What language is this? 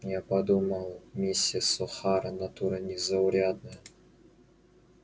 Russian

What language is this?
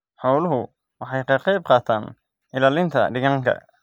Somali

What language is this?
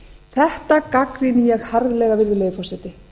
Icelandic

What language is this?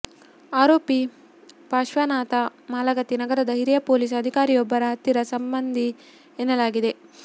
Kannada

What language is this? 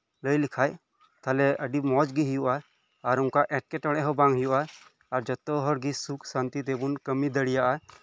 Santali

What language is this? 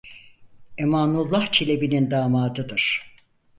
Turkish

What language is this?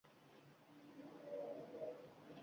Uzbek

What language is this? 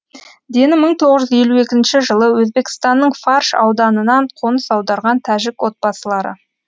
Kazakh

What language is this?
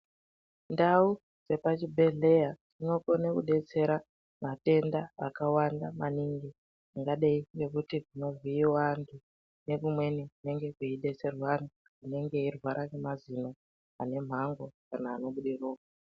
Ndau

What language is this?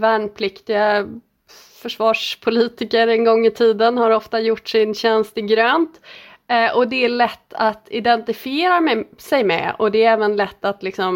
Swedish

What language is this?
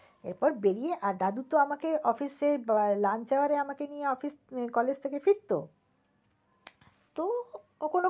Bangla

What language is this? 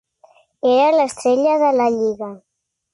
Catalan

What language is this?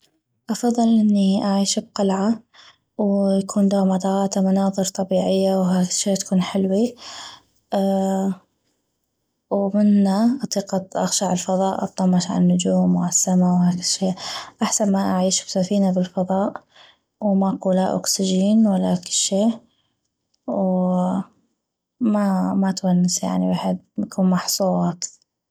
North Mesopotamian Arabic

